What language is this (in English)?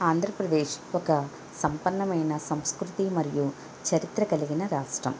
Telugu